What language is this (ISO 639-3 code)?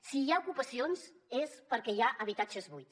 cat